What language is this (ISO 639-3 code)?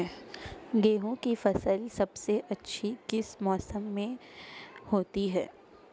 hin